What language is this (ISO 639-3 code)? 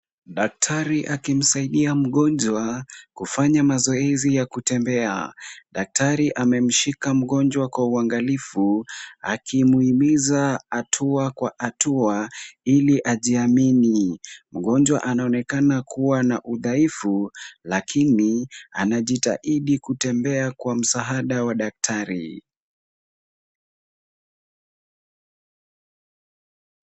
swa